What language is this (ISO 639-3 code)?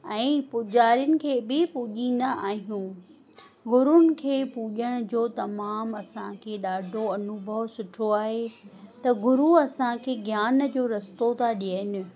snd